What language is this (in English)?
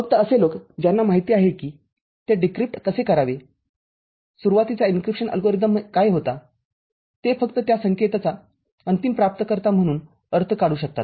Marathi